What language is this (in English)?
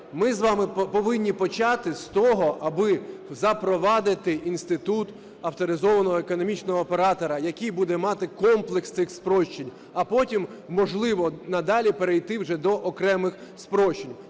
Ukrainian